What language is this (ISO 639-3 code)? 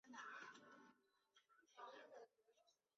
zho